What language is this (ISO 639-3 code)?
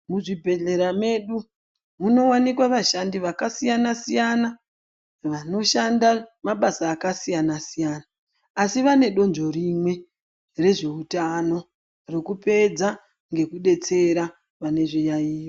ndc